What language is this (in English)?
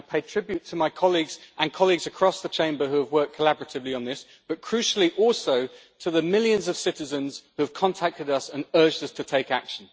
English